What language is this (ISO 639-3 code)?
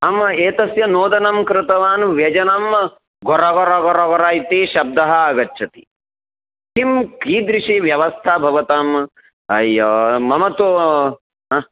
san